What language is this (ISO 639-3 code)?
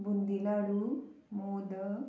kok